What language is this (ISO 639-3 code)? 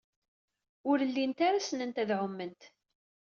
kab